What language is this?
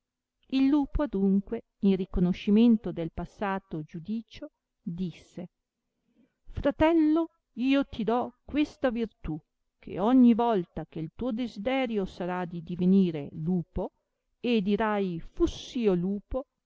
Italian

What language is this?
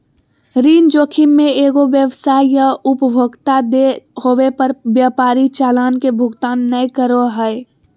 Magahi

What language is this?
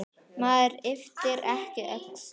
Icelandic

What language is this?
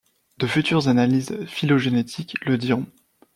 French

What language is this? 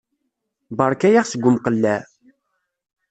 Kabyle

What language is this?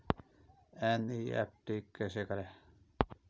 Hindi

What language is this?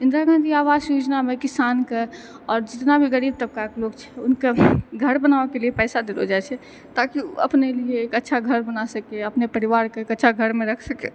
Maithili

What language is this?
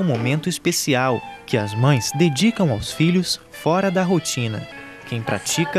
Portuguese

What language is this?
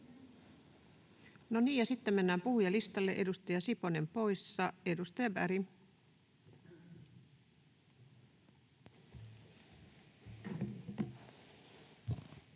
Finnish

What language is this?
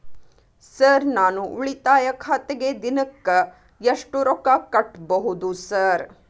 Kannada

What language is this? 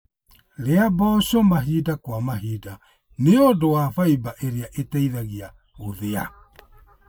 Kikuyu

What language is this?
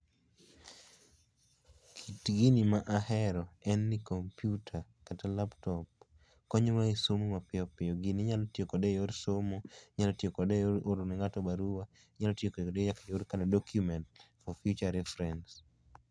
Luo (Kenya and Tanzania)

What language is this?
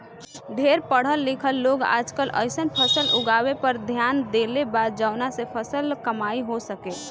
Bhojpuri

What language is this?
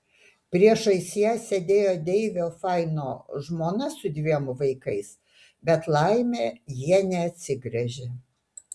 Lithuanian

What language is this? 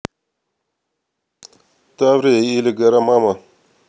Russian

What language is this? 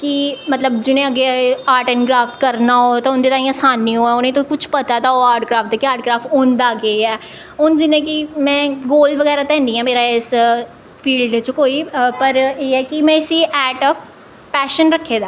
Dogri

